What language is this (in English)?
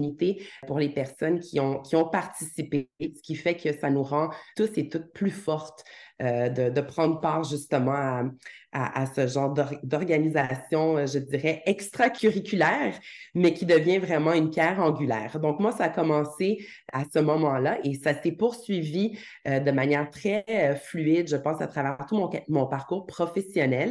French